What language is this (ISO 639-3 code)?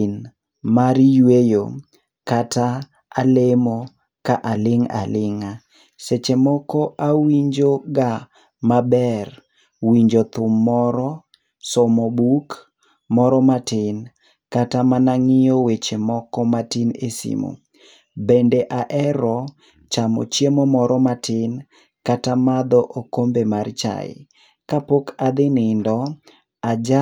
luo